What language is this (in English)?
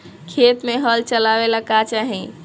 Bhojpuri